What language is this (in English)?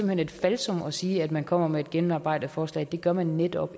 Danish